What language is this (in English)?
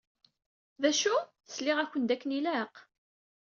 Kabyle